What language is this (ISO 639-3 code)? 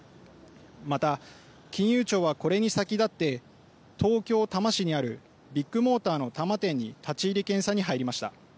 jpn